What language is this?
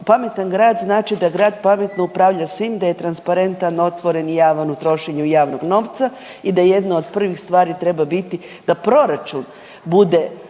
Croatian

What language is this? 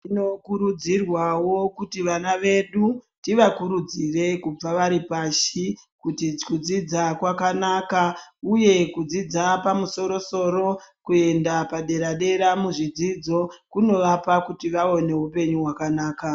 Ndau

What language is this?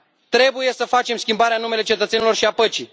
Romanian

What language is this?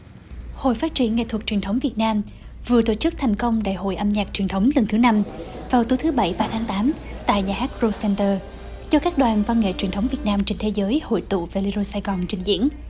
Vietnamese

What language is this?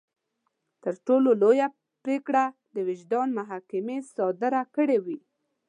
Pashto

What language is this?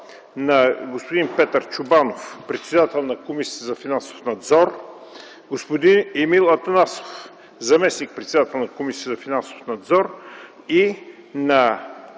Bulgarian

